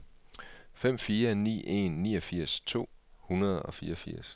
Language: Danish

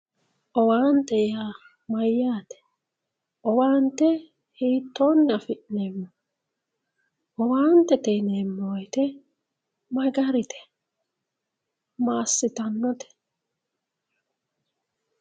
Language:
Sidamo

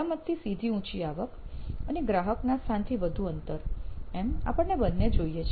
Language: Gujarati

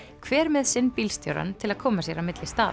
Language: Icelandic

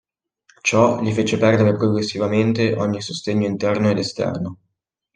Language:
Italian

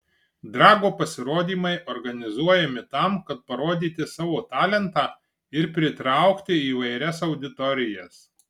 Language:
Lithuanian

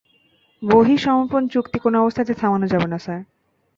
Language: Bangla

